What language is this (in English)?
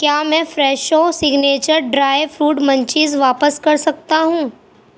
Urdu